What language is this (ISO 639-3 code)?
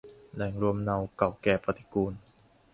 tha